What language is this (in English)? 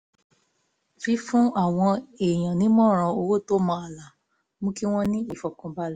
Yoruba